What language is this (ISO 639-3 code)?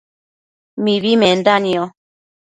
mcf